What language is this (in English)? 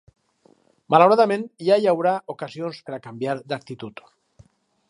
Catalan